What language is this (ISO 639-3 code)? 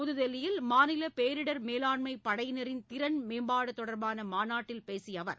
tam